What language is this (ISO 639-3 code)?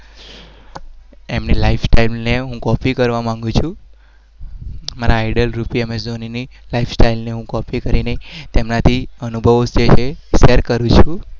guj